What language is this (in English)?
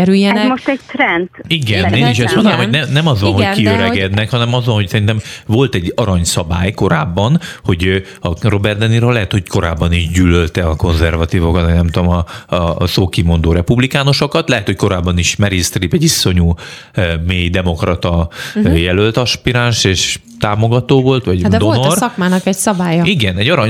Hungarian